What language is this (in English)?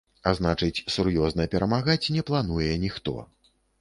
Belarusian